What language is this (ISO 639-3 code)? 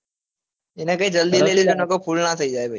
guj